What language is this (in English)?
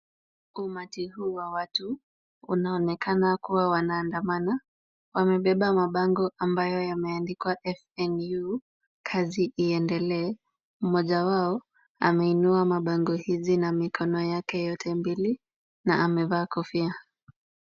Swahili